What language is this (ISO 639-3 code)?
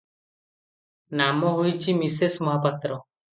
ori